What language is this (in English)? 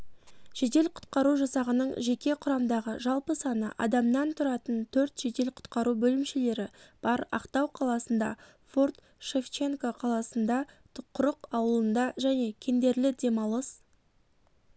Kazakh